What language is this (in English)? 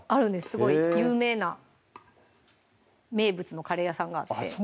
Japanese